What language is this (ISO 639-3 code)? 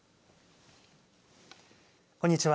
jpn